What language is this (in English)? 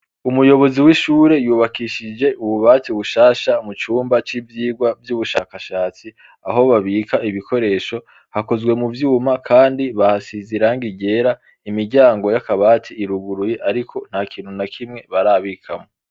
Rundi